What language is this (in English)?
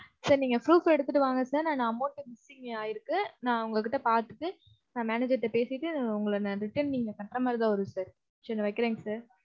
Tamil